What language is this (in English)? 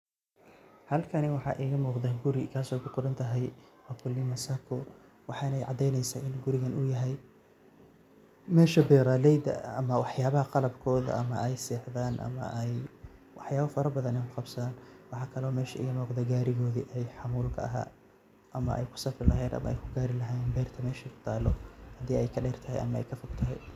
Somali